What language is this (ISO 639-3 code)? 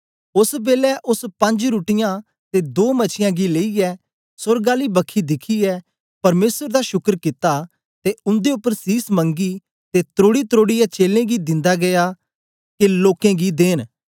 doi